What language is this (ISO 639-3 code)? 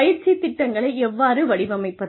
tam